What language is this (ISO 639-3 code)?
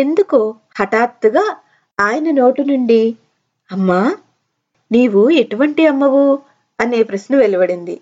tel